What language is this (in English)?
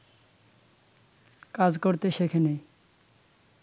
Bangla